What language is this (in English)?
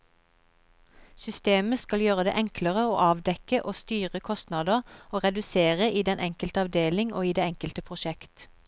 Norwegian